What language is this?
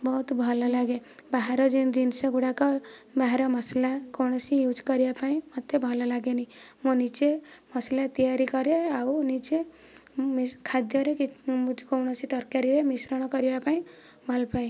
Odia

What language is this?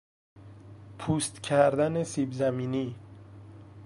Persian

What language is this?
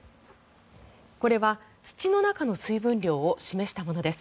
Japanese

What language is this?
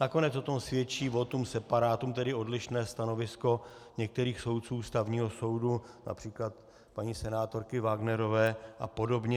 Czech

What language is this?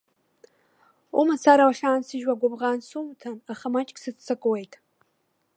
Abkhazian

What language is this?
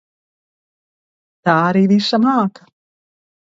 Latvian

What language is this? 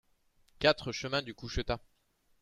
French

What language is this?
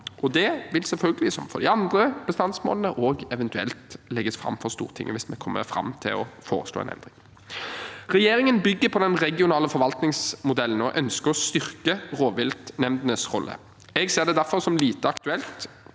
Norwegian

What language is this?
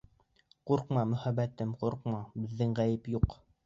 Bashkir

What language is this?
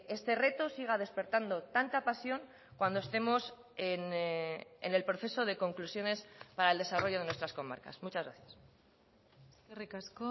Spanish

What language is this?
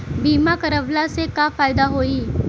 Bhojpuri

